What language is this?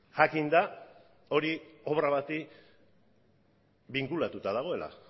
Basque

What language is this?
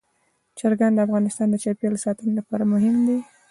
Pashto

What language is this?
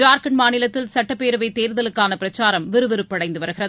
Tamil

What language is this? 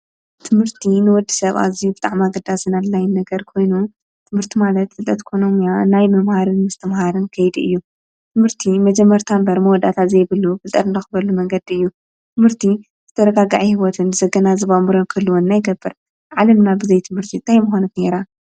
Tigrinya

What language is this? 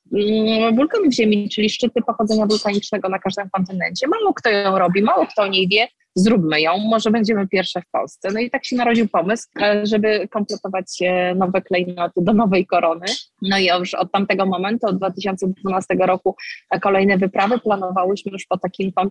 Polish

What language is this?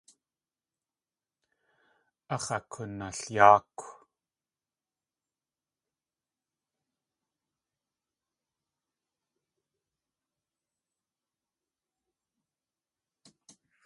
Tlingit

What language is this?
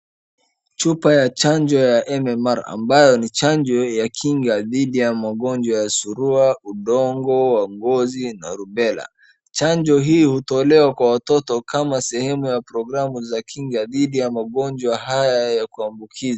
Swahili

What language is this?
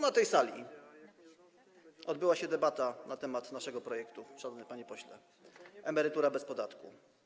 Polish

